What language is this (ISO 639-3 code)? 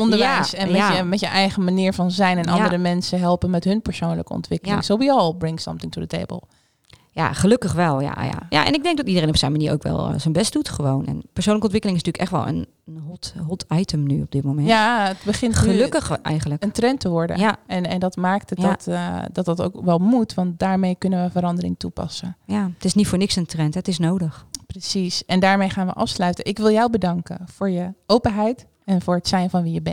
nld